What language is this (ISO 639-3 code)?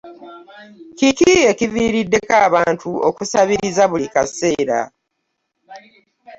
lug